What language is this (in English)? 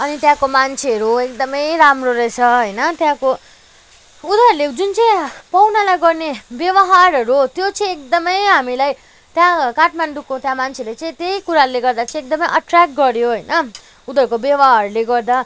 Nepali